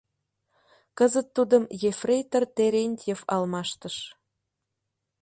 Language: Mari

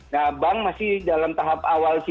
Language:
Indonesian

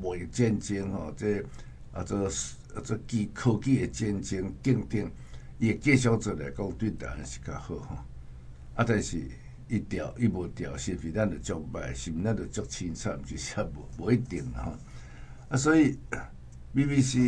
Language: Chinese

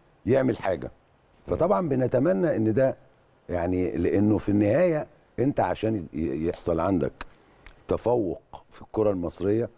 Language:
Arabic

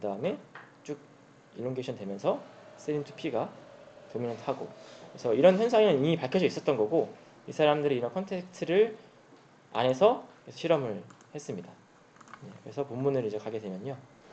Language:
Korean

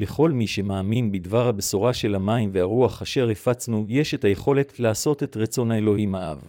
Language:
Hebrew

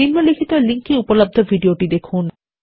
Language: Bangla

